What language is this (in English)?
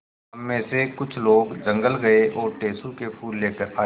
Hindi